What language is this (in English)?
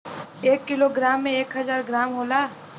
Bhojpuri